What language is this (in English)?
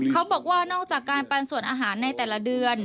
Thai